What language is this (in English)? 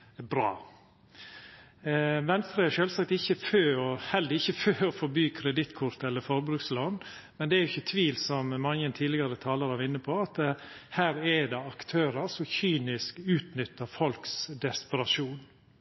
Norwegian Nynorsk